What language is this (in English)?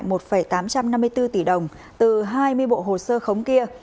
Vietnamese